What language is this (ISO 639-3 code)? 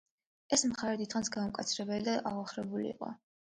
kat